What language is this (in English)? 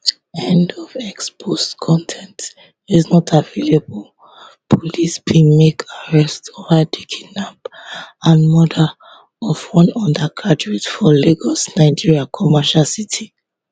Nigerian Pidgin